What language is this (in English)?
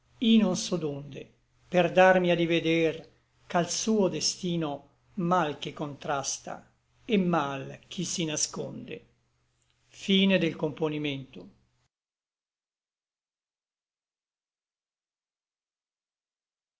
Italian